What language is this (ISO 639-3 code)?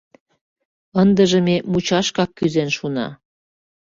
chm